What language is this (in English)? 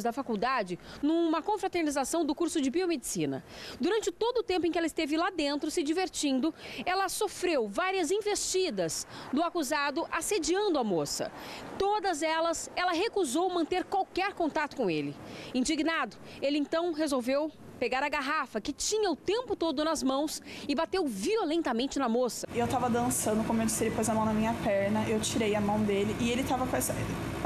Portuguese